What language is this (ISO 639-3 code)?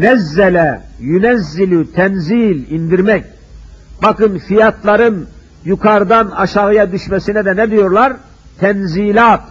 tur